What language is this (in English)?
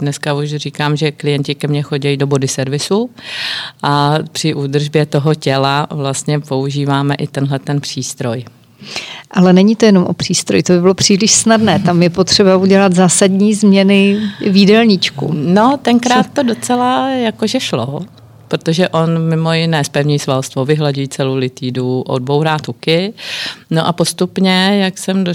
Czech